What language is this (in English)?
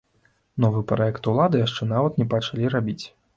Belarusian